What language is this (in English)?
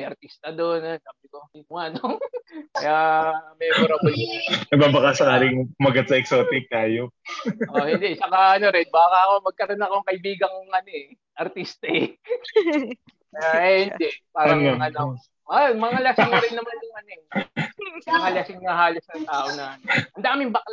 Filipino